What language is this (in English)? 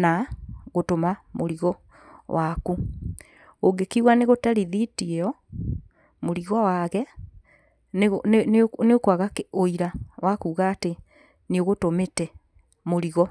Kikuyu